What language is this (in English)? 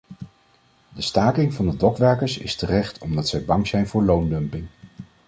Dutch